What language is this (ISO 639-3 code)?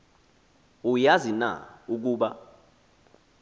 xho